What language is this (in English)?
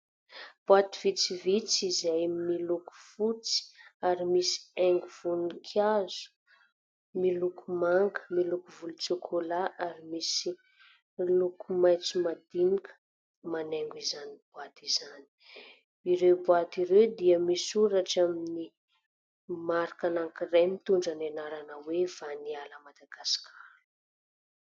Malagasy